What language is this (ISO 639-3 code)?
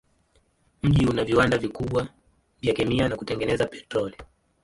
swa